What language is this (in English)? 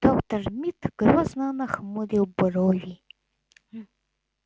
Russian